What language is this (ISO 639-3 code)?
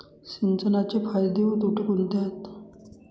mar